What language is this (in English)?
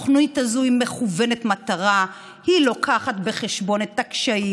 Hebrew